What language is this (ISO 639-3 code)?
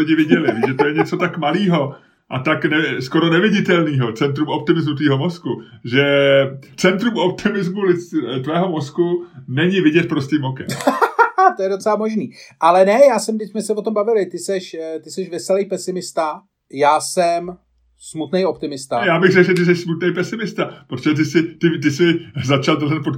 ces